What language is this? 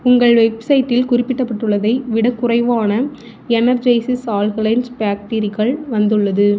Tamil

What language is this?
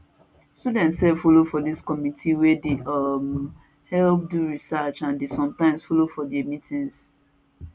Nigerian Pidgin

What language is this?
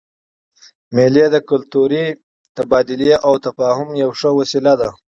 Pashto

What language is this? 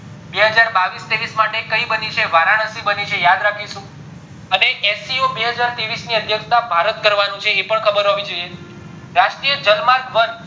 Gujarati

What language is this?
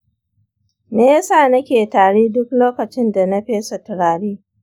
Hausa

